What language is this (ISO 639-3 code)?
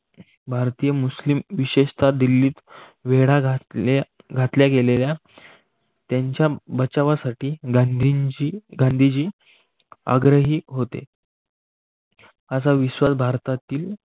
mar